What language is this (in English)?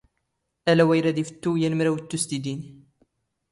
Standard Moroccan Tamazight